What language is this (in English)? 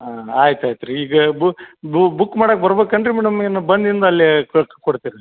Kannada